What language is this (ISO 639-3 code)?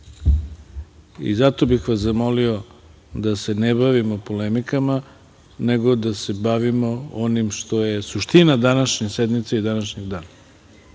srp